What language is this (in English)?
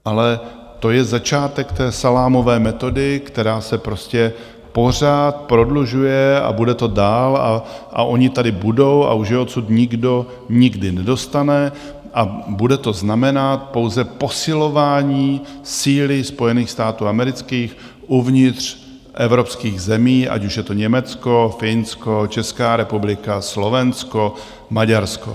Czech